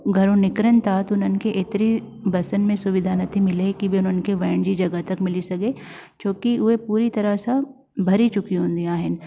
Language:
Sindhi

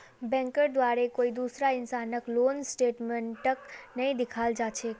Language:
Magahi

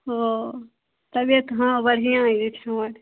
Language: Maithili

